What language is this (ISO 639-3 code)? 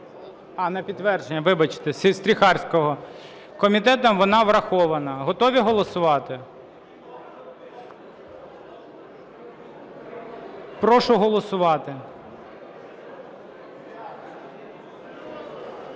ukr